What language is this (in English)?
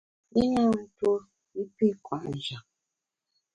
Bamun